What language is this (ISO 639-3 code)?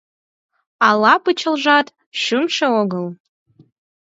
chm